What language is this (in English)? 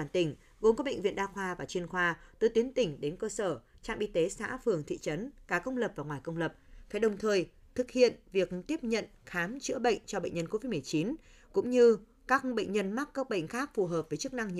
Vietnamese